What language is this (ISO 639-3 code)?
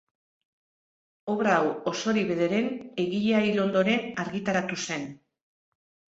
eus